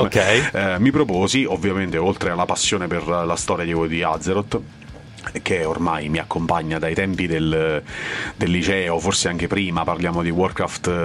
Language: Italian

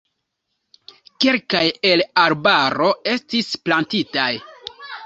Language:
Esperanto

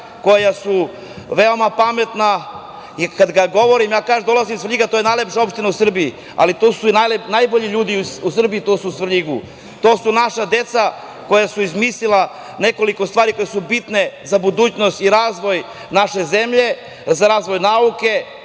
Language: Serbian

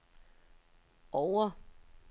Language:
Danish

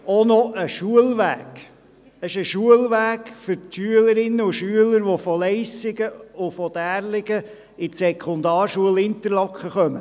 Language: Swiss German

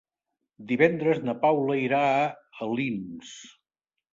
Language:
Catalan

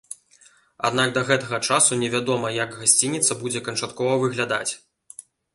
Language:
Belarusian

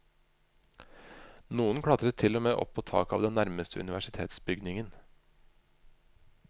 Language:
Norwegian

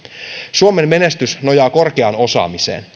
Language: Finnish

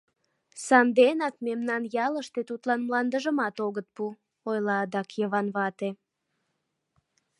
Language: Mari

